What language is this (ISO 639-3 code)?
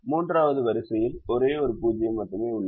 tam